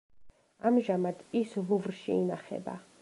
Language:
Georgian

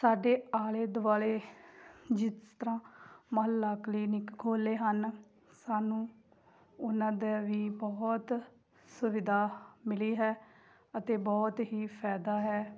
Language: Punjabi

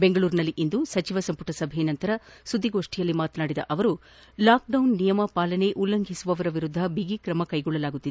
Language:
Kannada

